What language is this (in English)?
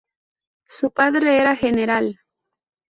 Spanish